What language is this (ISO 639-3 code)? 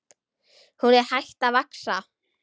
isl